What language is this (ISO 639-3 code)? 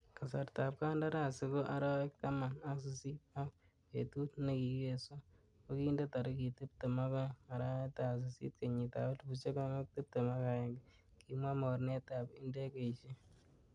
kln